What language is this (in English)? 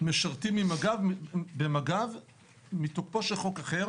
Hebrew